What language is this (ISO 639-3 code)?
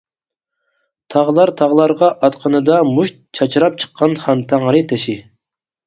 uig